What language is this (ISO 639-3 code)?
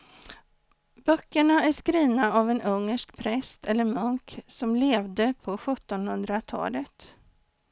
swe